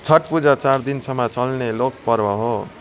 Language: Nepali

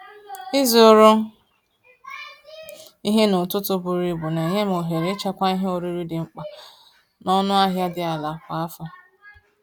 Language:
Igbo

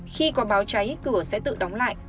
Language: Vietnamese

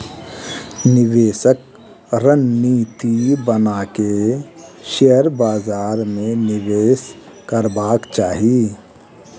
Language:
Maithili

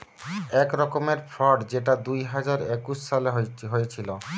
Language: Bangla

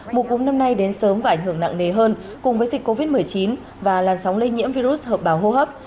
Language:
Vietnamese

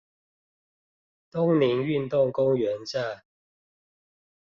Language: Chinese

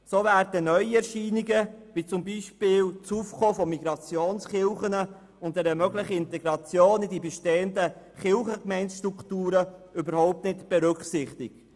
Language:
Swiss German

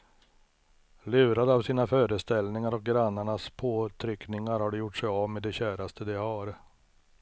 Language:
Swedish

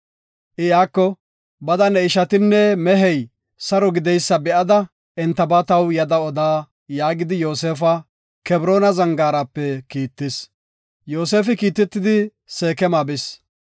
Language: Gofa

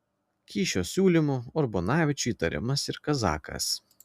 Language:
Lithuanian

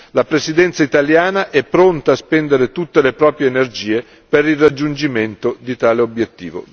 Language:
Italian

